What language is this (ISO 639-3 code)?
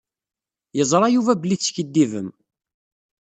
kab